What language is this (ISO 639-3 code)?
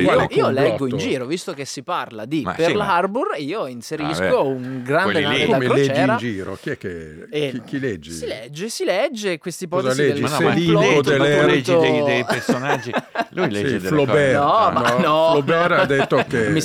ita